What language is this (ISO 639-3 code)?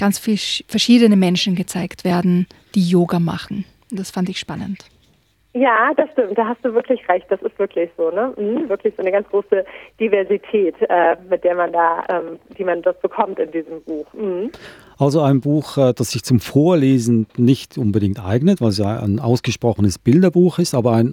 deu